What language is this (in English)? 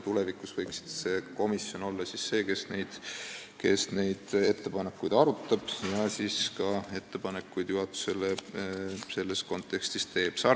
Estonian